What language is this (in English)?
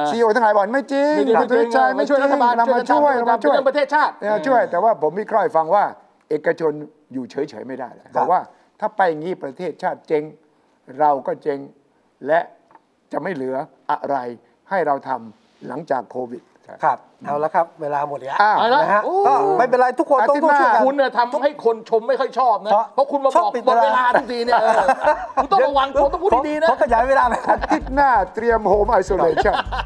Thai